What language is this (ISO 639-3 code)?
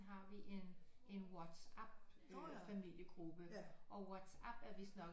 dan